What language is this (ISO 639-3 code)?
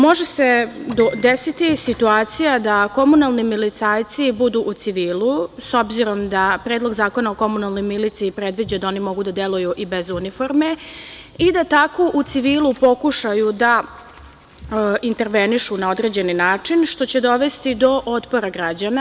srp